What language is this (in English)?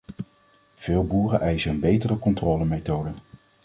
Dutch